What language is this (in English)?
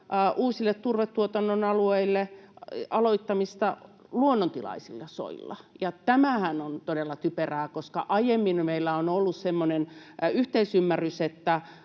Finnish